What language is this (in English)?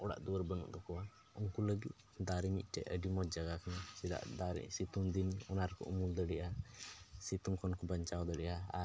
Santali